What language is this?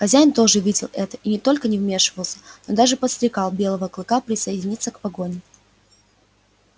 Russian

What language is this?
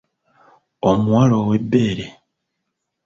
Ganda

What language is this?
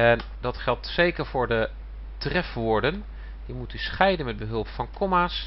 Dutch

